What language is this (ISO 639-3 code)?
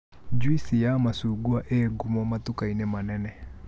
kik